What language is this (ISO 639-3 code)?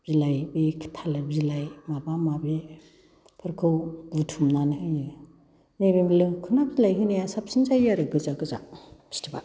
brx